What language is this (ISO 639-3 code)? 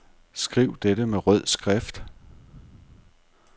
dan